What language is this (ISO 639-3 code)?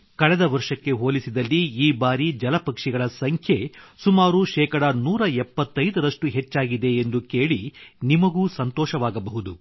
kan